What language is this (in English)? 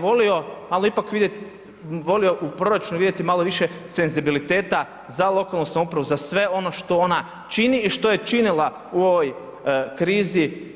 Croatian